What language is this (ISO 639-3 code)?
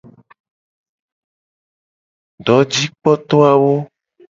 gej